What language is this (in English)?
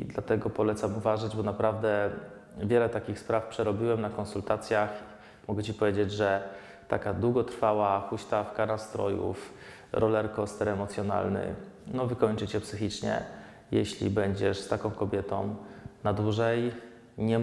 Polish